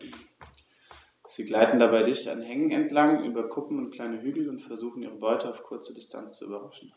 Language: German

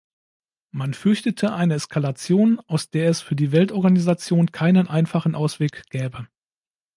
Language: German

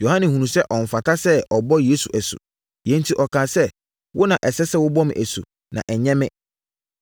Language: Akan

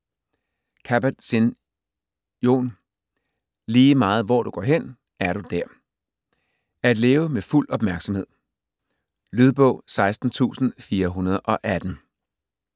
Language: Danish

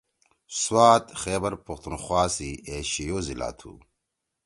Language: Torwali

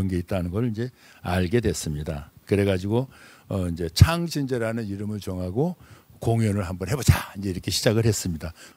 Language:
Korean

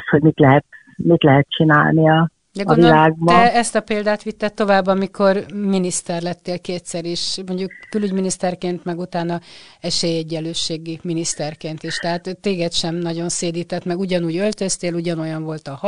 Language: Hungarian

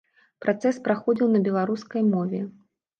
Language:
Belarusian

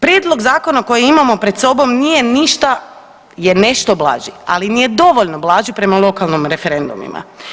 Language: Croatian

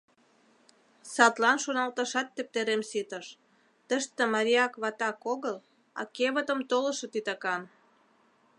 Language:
Mari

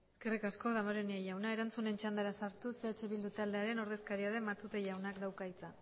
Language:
Basque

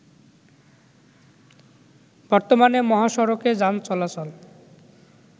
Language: Bangla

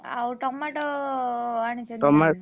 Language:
Odia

